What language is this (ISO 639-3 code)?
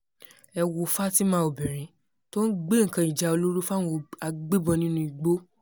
yor